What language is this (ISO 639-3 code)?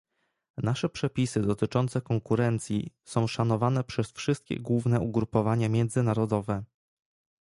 pol